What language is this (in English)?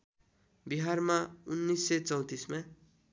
Nepali